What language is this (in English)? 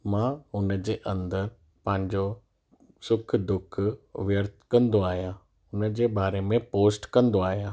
Sindhi